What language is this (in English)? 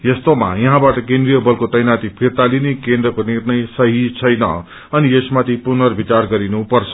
Nepali